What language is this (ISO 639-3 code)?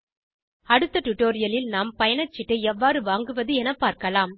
tam